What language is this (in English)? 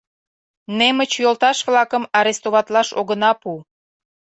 Mari